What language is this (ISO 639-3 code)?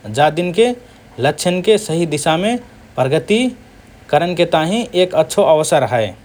thr